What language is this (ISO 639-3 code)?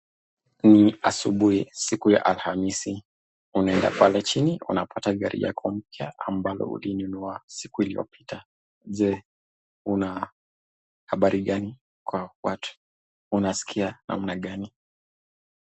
swa